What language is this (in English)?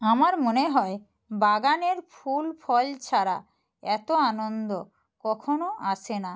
Bangla